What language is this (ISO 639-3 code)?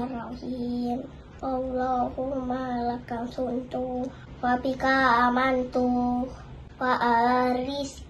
ind